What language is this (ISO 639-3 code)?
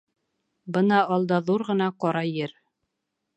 bak